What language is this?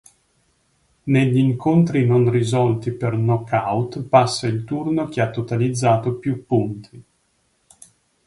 Italian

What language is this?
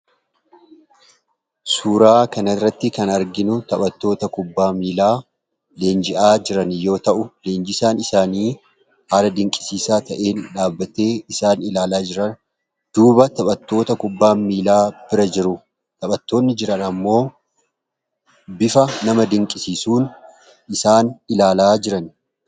Oromo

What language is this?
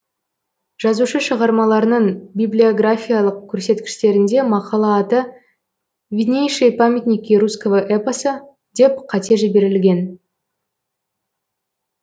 Kazakh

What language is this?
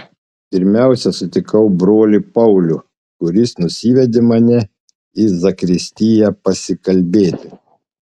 Lithuanian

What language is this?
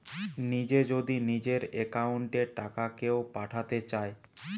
Bangla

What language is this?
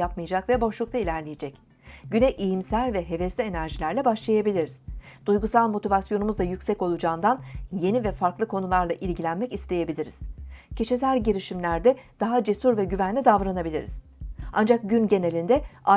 Turkish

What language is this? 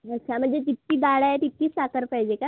Marathi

